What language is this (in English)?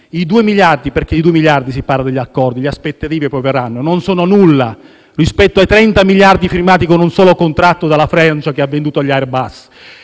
Italian